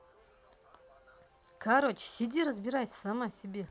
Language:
Russian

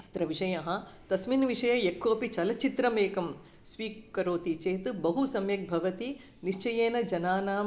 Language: Sanskrit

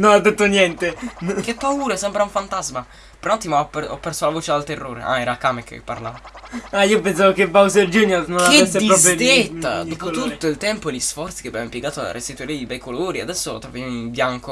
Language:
Italian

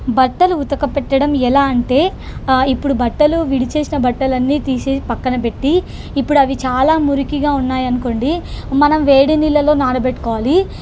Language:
Telugu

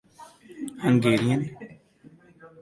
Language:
Urdu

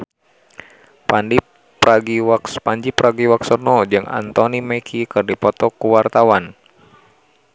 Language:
Sundanese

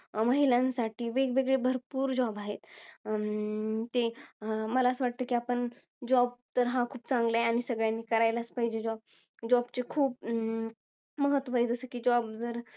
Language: Marathi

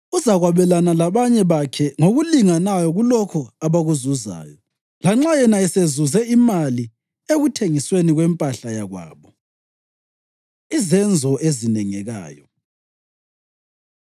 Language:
North Ndebele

